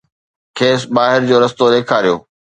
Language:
Sindhi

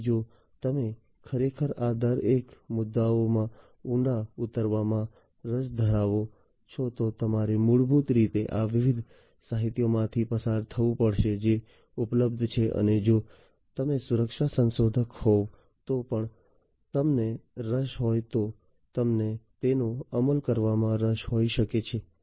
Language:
Gujarati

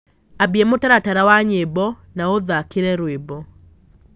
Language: Kikuyu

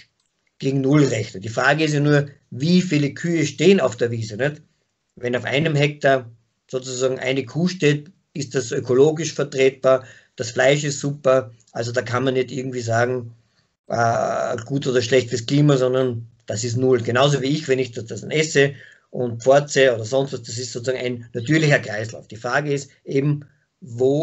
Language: German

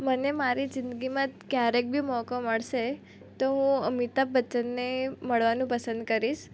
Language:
Gujarati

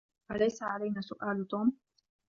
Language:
Arabic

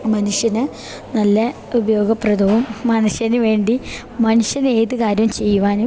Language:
Malayalam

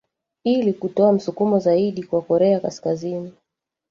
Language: Swahili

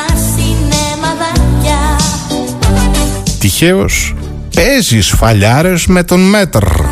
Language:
Greek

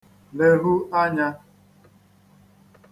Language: Igbo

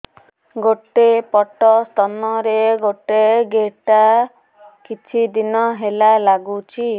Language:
Odia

